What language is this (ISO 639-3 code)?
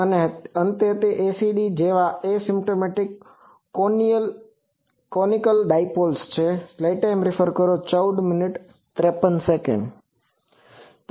guj